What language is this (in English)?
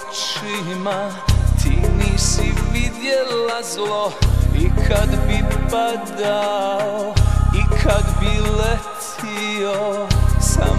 Romanian